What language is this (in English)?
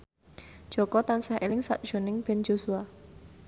Javanese